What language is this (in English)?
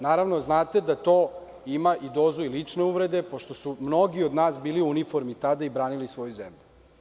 Serbian